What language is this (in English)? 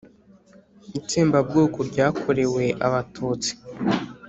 Kinyarwanda